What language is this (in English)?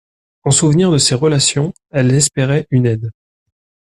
French